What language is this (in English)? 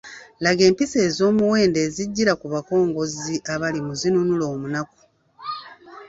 Ganda